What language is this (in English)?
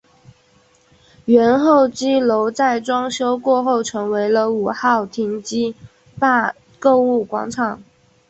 Chinese